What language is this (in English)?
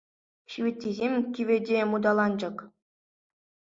Chuvash